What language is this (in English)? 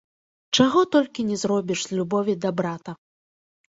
Belarusian